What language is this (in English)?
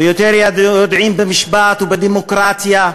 Hebrew